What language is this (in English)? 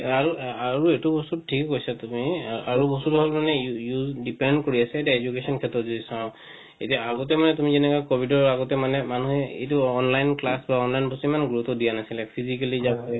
Assamese